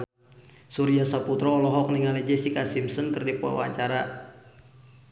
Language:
Sundanese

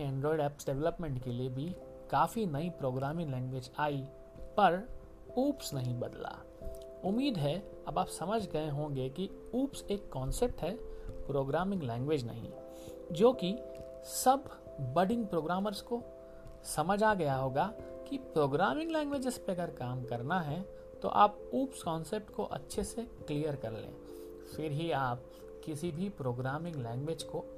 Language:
Hindi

